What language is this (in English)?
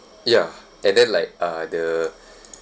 English